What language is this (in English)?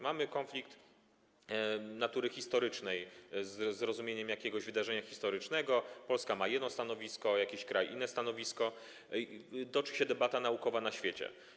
Polish